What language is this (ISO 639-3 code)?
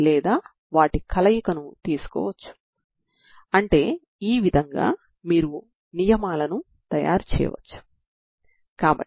tel